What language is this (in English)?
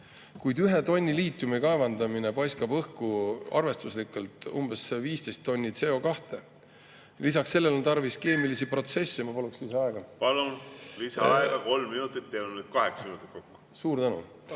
Estonian